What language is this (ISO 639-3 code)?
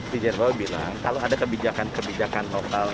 ind